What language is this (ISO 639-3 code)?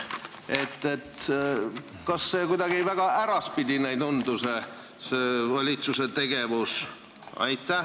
est